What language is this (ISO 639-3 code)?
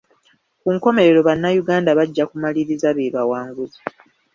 lug